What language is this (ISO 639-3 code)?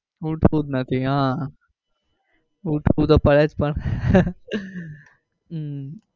guj